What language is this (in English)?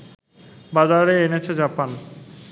Bangla